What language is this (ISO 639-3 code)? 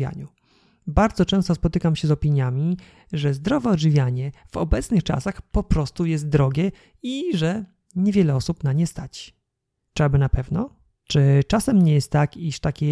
pol